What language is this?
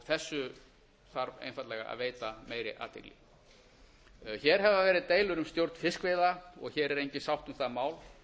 Icelandic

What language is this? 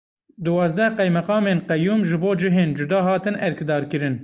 Kurdish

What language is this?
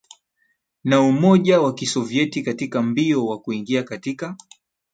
Swahili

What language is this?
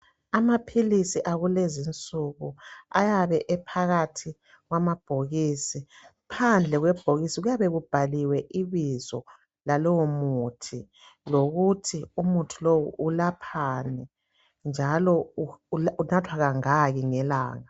North Ndebele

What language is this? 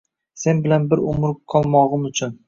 Uzbek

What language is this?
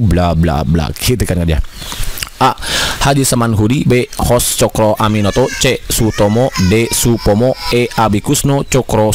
Indonesian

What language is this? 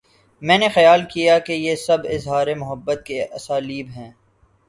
Urdu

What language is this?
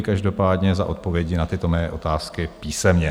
Czech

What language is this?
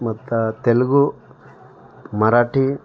Kannada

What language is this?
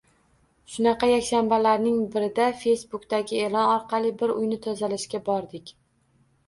Uzbek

